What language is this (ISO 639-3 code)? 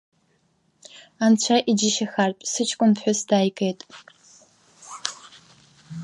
abk